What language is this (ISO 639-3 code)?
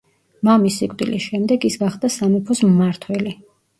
kat